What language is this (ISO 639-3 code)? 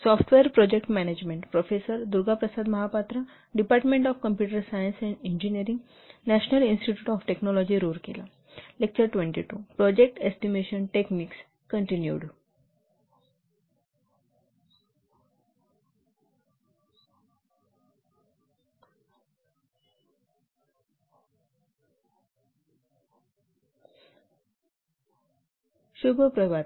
mar